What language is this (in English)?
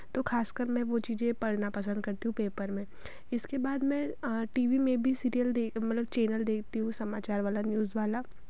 Hindi